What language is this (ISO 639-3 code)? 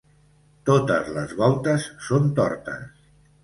cat